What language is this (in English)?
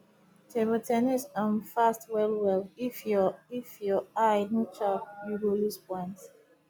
Nigerian Pidgin